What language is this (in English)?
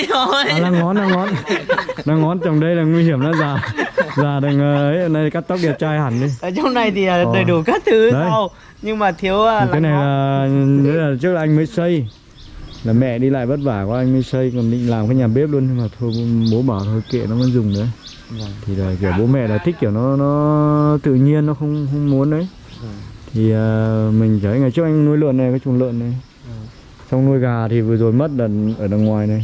Vietnamese